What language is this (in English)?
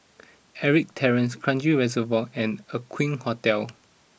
English